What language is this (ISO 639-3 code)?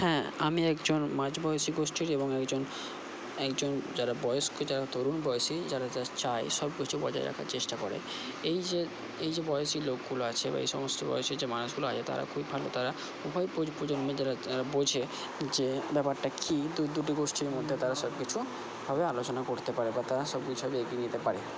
ben